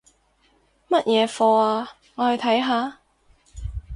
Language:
Cantonese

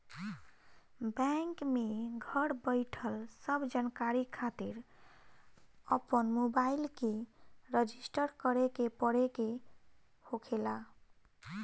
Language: Bhojpuri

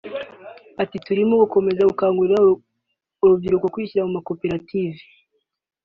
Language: Kinyarwanda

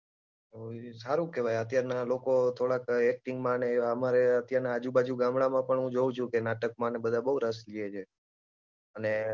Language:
Gujarati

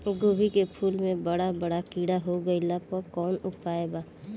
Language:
Bhojpuri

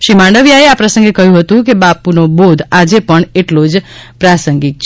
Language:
Gujarati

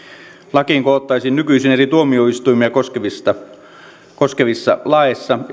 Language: Finnish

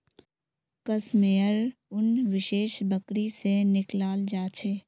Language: Magahi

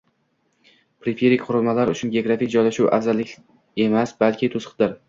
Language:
Uzbek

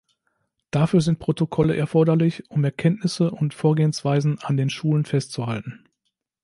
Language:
German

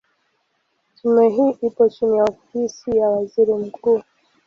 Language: Swahili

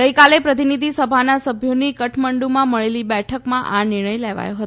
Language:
Gujarati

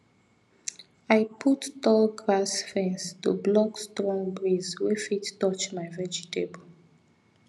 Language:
Nigerian Pidgin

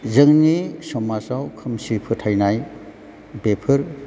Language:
Bodo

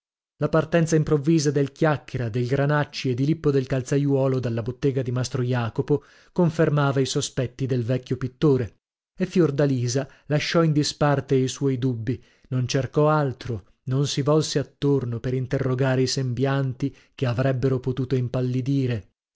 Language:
Italian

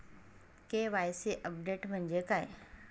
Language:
Marathi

